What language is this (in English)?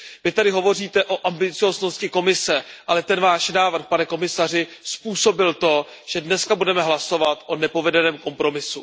Czech